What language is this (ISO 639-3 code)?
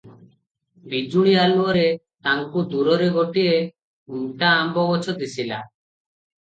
ori